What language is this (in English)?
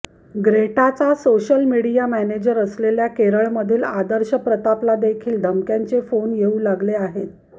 Marathi